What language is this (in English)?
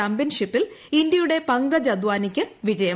Malayalam